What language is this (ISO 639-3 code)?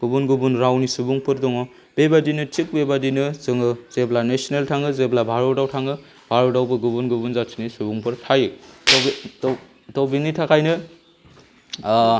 brx